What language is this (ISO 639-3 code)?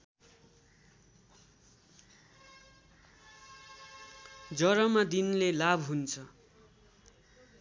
nep